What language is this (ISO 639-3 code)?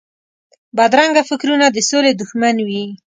pus